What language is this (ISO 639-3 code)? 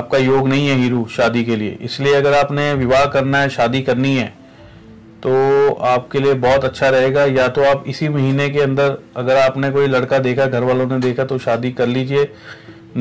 hin